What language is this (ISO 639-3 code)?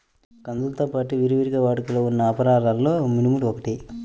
tel